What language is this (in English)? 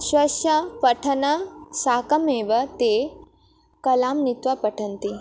Sanskrit